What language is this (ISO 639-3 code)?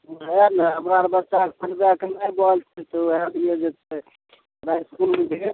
mai